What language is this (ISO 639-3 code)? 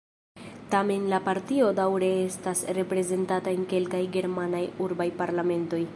epo